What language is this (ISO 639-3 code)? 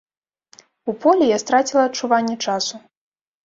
bel